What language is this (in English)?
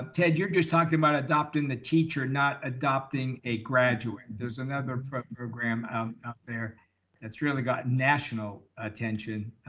English